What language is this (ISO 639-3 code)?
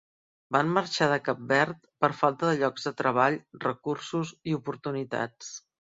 cat